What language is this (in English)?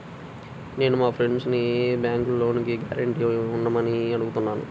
Telugu